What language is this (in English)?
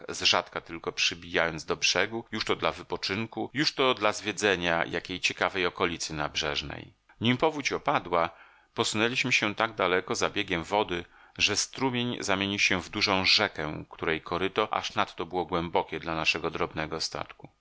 Polish